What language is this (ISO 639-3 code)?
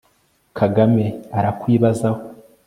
kin